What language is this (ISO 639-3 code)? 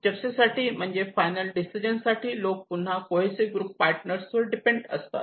mar